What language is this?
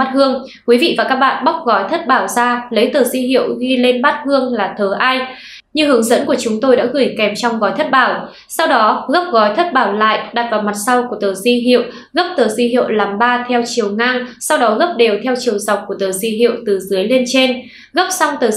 Vietnamese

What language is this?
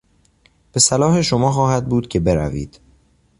Persian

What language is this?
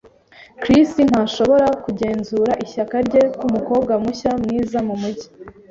Kinyarwanda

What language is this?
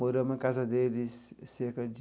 Portuguese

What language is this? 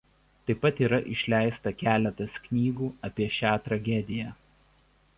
Lithuanian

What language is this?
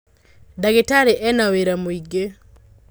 Kikuyu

